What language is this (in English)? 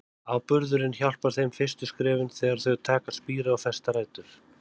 Icelandic